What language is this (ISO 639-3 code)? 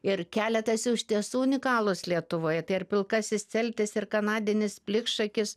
lit